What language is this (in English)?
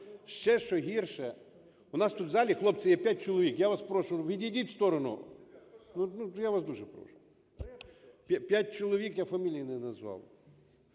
Ukrainian